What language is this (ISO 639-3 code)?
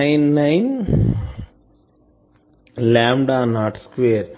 tel